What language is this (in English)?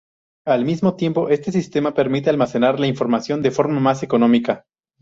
Spanish